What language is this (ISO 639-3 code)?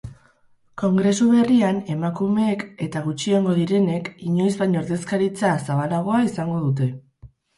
eus